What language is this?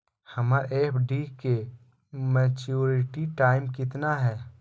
Magahi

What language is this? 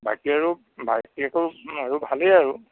Assamese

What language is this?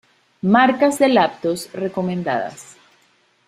Spanish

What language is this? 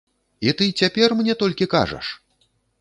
Belarusian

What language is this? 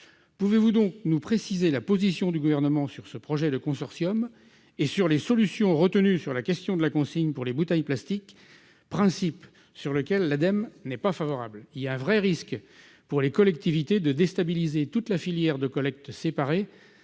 French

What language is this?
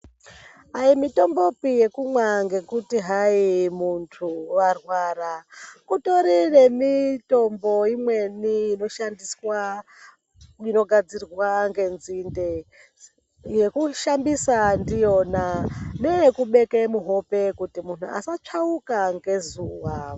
Ndau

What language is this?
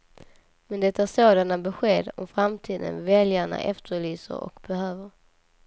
Swedish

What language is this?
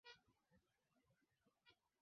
Swahili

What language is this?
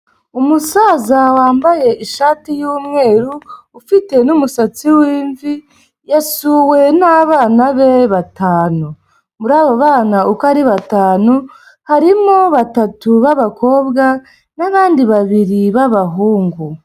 Kinyarwanda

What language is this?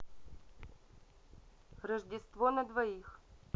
Russian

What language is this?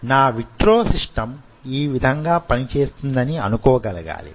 Telugu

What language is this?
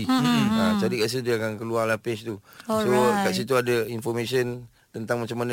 Malay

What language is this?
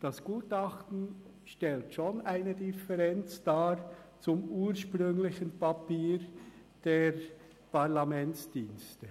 Swiss German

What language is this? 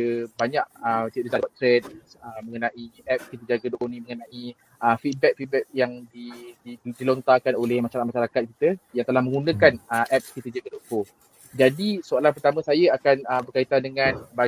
Malay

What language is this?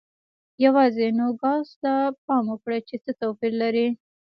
Pashto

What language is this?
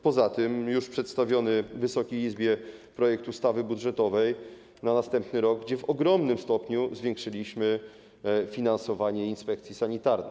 Polish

